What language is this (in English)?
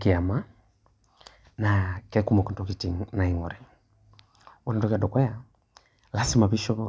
Masai